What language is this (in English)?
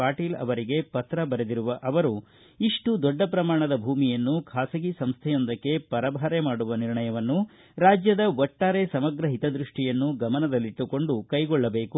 Kannada